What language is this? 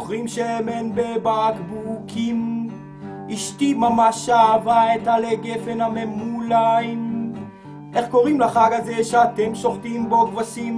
Hebrew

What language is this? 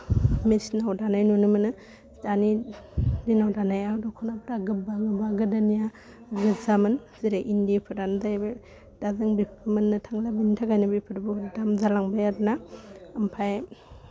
Bodo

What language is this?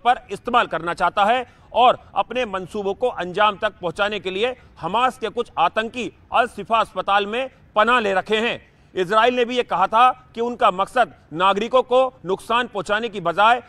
Hindi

